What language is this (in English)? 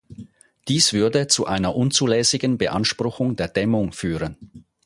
German